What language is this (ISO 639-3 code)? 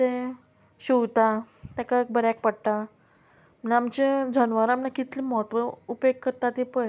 kok